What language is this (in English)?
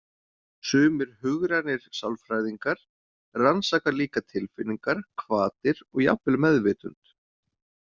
Icelandic